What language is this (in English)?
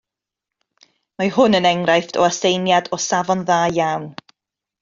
Welsh